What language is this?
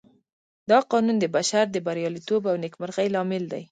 Pashto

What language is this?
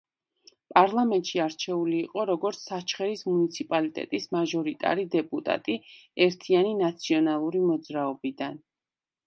Georgian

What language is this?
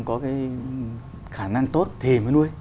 Vietnamese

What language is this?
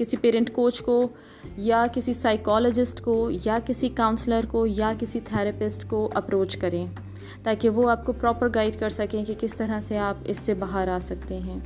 Urdu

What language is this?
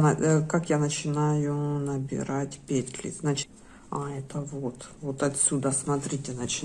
Russian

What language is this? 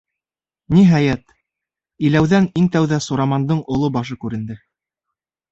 Bashkir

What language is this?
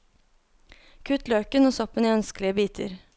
Norwegian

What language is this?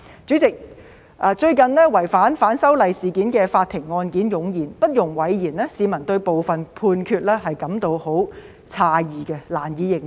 Cantonese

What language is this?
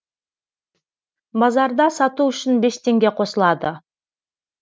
Kazakh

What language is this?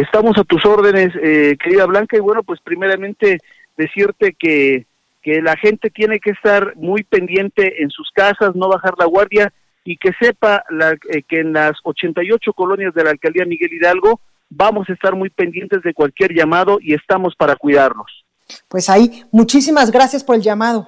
Spanish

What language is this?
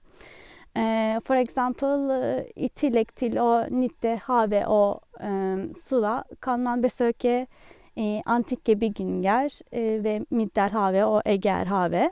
Norwegian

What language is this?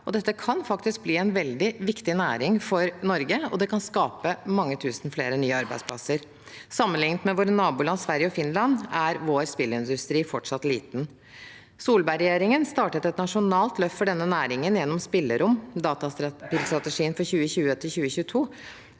Norwegian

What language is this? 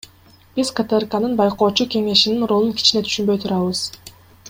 Kyrgyz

